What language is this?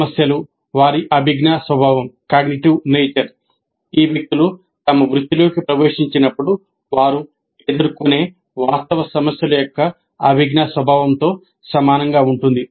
Telugu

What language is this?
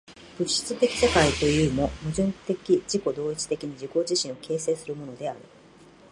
Japanese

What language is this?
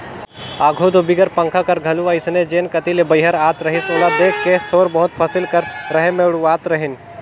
Chhattisgarhi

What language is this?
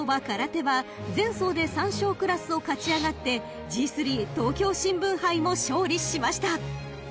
Japanese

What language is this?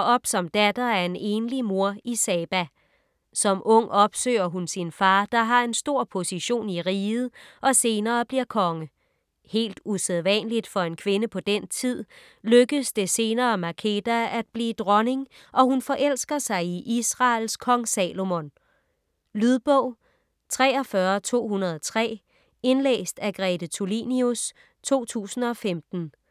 Danish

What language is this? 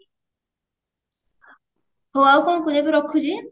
Odia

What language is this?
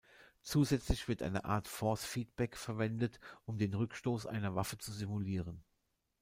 German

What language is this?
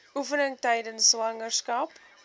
Afrikaans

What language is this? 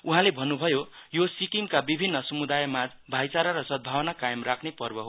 Nepali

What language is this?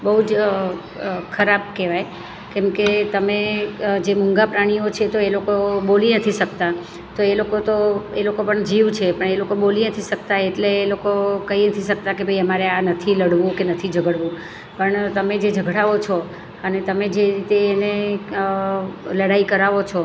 Gujarati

